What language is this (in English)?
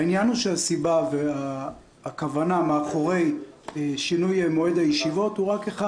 Hebrew